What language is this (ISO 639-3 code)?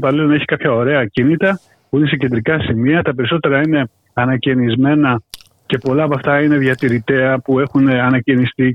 ell